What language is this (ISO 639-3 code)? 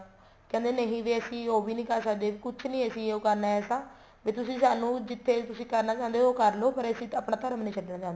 pan